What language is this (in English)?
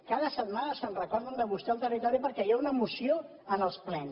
Catalan